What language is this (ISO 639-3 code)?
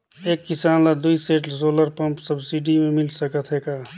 hne